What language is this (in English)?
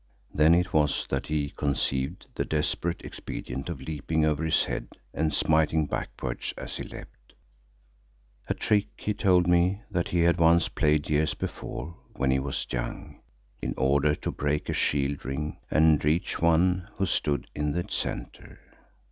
English